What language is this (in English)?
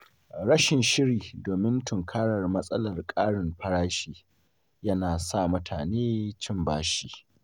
Hausa